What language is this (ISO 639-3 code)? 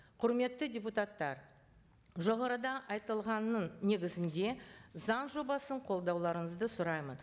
kaz